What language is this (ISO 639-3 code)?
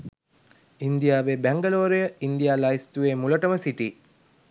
sin